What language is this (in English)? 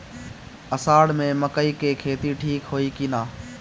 Bhojpuri